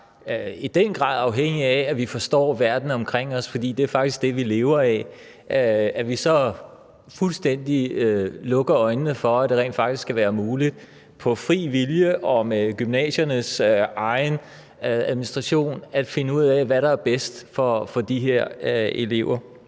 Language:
Danish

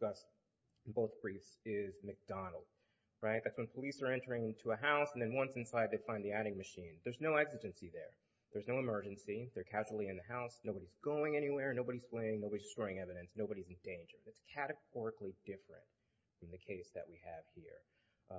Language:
English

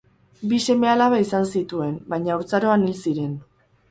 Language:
Basque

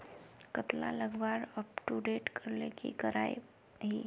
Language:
Magahi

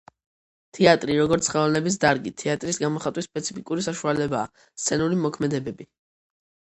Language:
Georgian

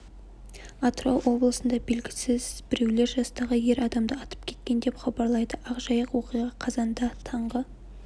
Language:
Kazakh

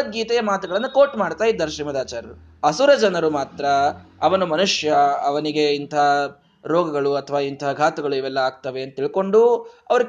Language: Kannada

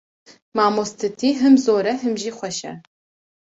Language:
Kurdish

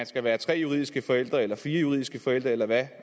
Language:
Danish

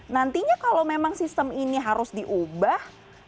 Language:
Indonesian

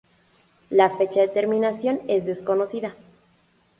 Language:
Spanish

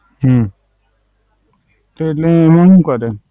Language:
Gujarati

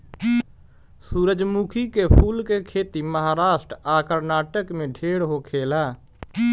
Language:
Bhojpuri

